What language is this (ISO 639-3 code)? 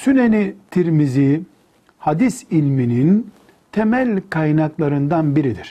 tur